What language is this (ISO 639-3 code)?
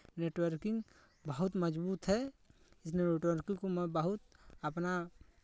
hin